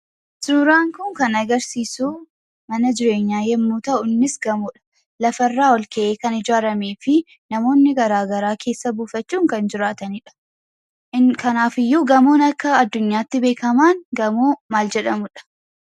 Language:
Oromo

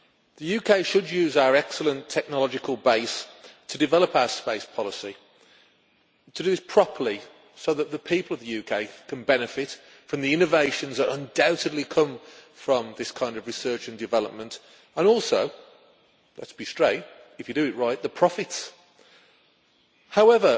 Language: English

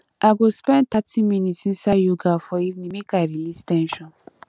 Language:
Nigerian Pidgin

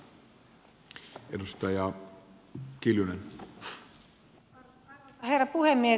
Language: Finnish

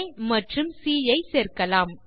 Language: Tamil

